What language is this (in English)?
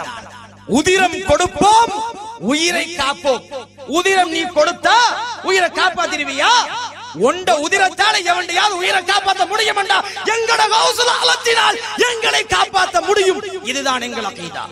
Italian